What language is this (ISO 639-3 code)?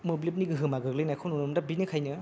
brx